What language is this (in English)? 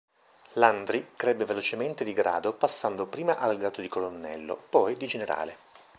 Italian